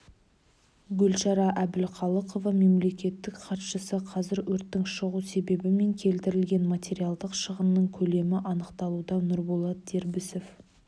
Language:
Kazakh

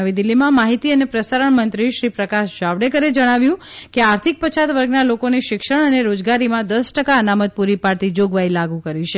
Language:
Gujarati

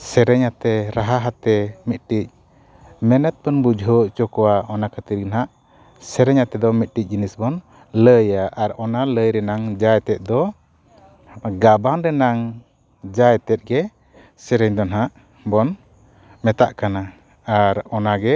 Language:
Santali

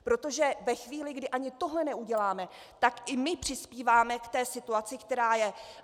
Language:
Czech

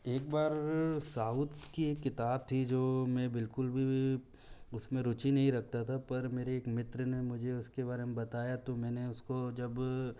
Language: Hindi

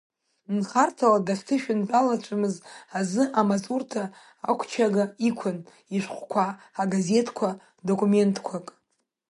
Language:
Abkhazian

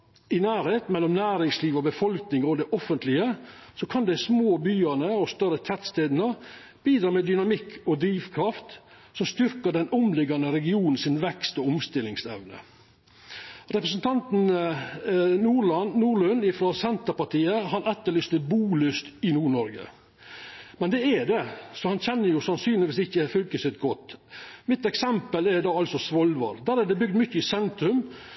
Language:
Norwegian Nynorsk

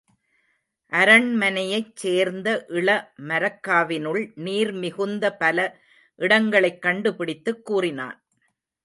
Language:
Tamil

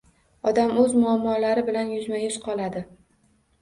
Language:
Uzbek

